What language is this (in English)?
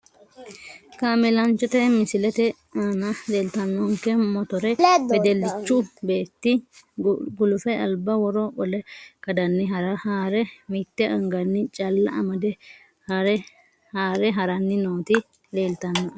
Sidamo